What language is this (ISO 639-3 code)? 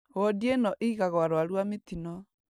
kik